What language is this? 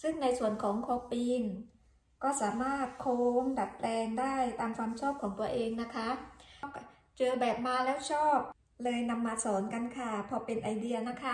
Thai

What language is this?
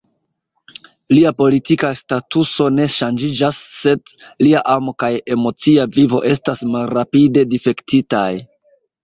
Esperanto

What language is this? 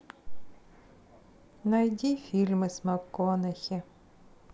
Russian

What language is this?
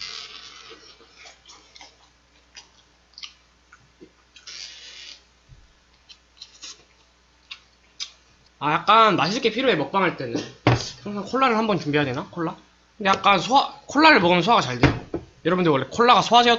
Korean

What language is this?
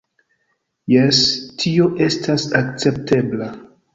Esperanto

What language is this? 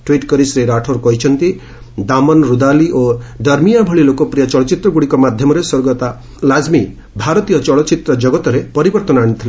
Odia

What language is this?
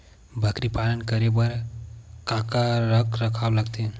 Chhattisgarhi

